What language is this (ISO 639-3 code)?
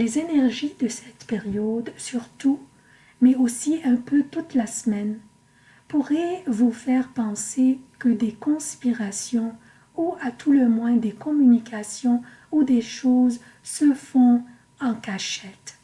fra